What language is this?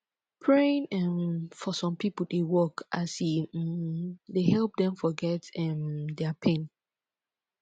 Nigerian Pidgin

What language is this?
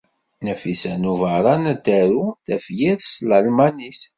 Kabyle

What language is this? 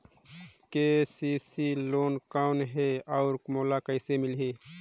Chhattisgarhi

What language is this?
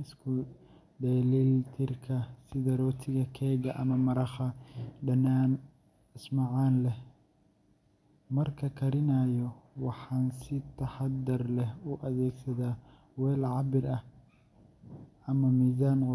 Somali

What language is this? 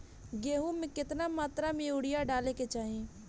Bhojpuri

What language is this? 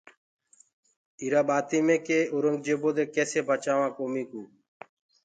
Gurgula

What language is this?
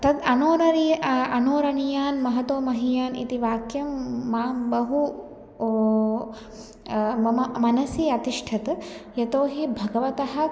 Sanskrit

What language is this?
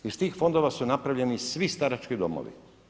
Croatian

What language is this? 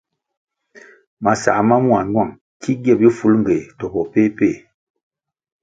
Kwasio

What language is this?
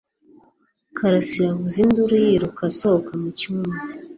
Kinyarwanda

